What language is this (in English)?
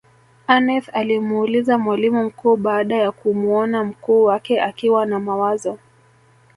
Swahili